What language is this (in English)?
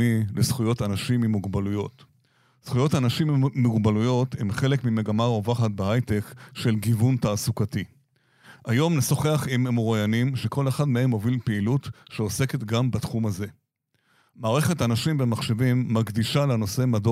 Hebrew